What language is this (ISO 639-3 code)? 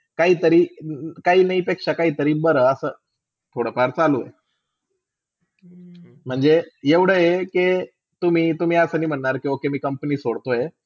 mar